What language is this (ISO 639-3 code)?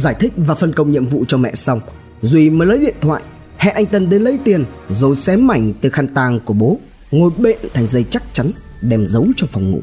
vie